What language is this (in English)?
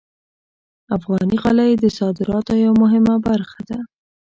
Pashto